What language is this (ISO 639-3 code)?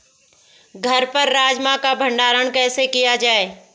hin